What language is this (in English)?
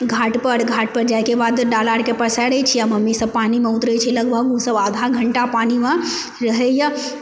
Maithili